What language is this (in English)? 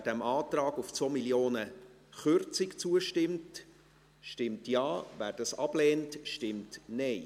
Swiss German